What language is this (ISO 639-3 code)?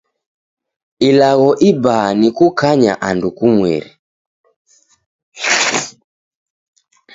dav